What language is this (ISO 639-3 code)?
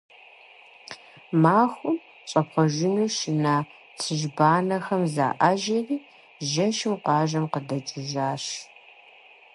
kbd